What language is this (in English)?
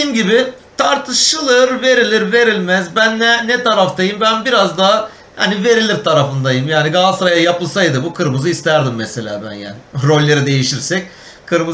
Turkish